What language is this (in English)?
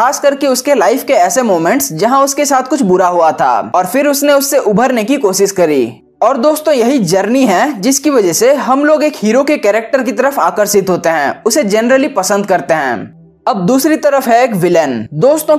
Hindi